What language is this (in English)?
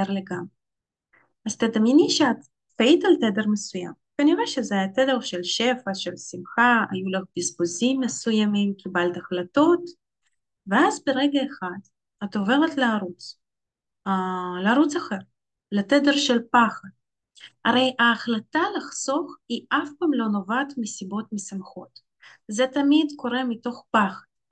Hebrew